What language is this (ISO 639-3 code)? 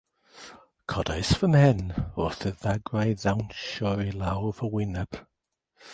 cym